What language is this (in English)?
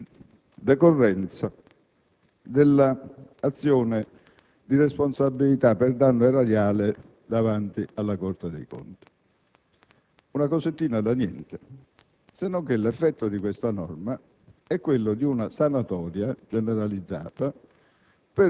Italian